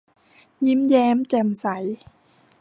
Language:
Thai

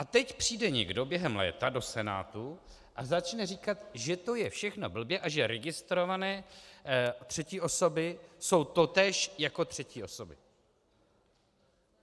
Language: Czech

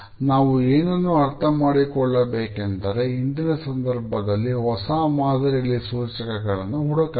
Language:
Kannada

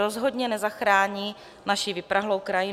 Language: Czech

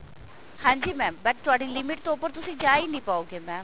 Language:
Punjabi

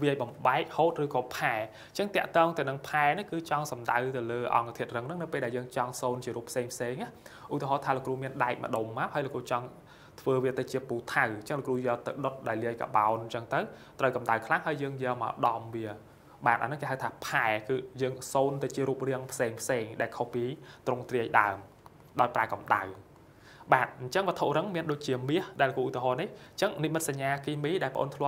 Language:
Vietnamese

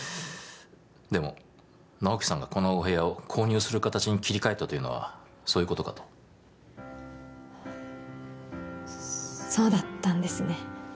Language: Japanese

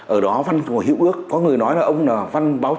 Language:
Vietnamese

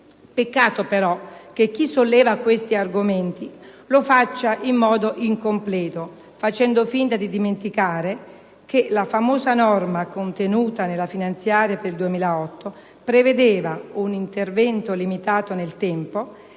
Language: Italian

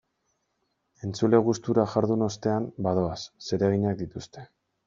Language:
Basque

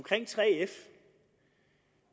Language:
Danish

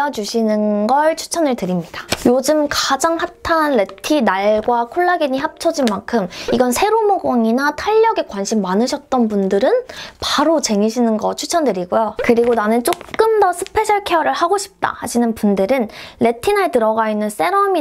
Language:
Korean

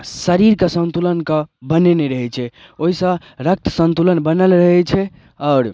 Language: Maithili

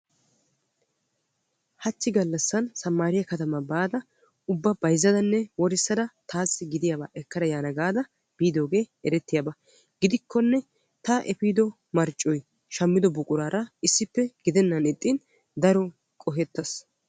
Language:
Wolaytta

